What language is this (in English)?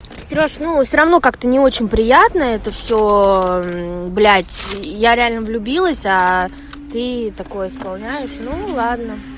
Russian